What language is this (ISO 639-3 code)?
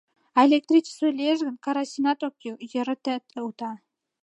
chm